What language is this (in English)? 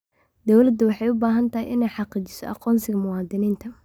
Somali